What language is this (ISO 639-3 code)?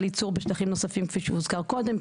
heb